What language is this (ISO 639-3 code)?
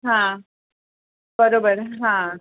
mar